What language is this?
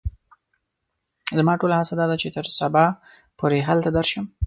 Pashto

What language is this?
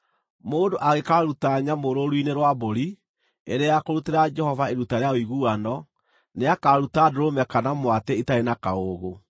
Kikuyu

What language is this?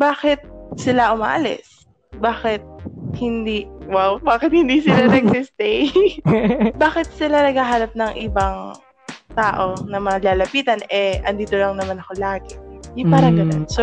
Filipino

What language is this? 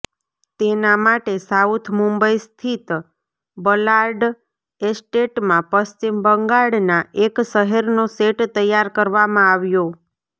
Gujarati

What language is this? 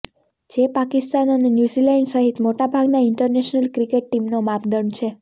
Gujarati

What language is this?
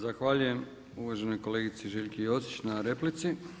Croatian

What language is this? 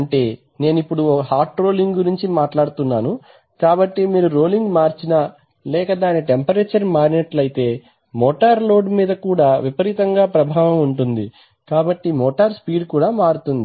Telugu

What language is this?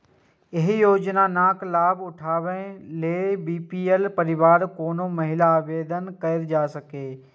Maithili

